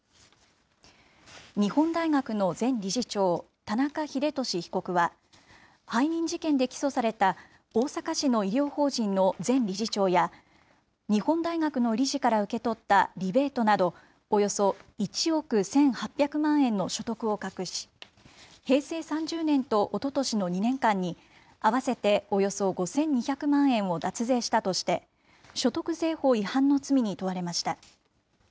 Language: Japanese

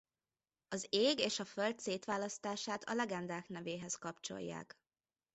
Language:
Hungarian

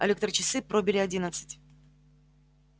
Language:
Russian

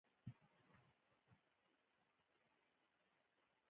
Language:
Pashto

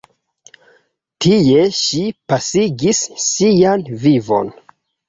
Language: Esperanto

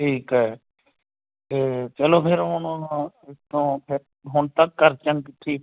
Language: Punjabi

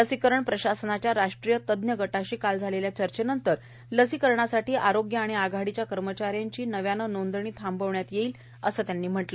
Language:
Marathi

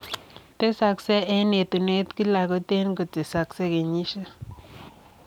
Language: Kalenjin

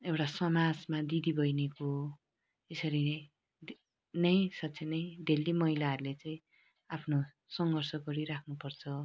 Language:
Nepali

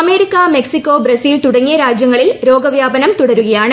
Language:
Malayalam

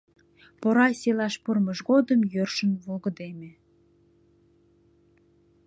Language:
Mari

